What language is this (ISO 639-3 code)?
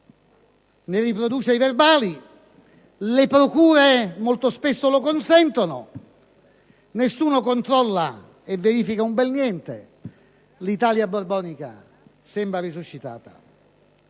ita